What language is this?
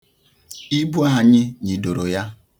Igbo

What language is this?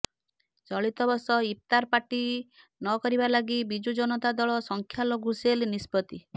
Odia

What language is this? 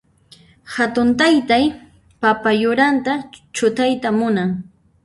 Puno Quechua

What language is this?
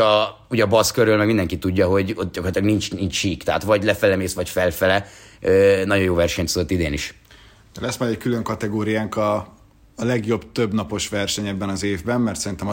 Hungarian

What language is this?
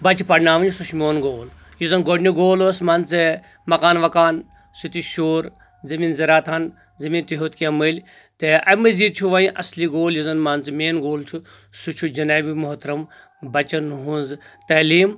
Kashmiri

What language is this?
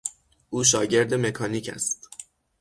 Persian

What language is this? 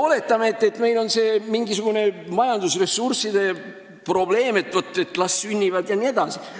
Estonian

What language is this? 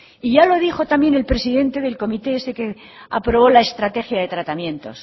Spanish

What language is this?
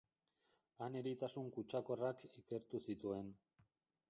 Basque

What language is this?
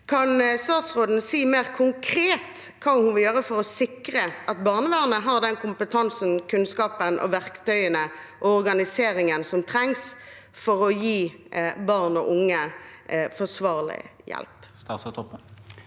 Norwegian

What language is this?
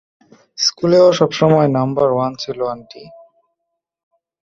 Bangla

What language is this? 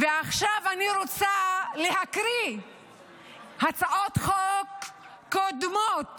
Hebrew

